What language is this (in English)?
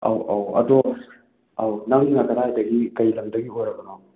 Manipuri